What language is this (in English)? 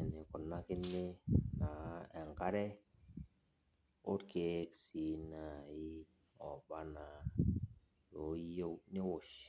Masai